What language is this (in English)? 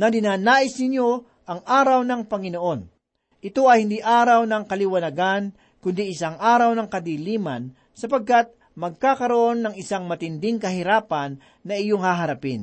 Filipino